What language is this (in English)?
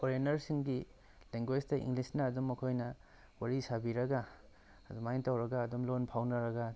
Manipuri